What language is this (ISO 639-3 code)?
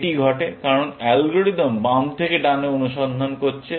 ben